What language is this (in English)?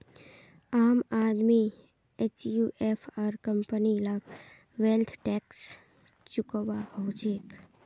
Magahi